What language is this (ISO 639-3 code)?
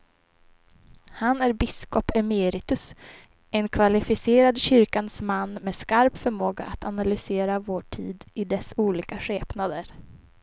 swe